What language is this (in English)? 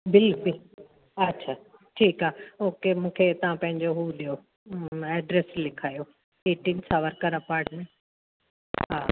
Sindhi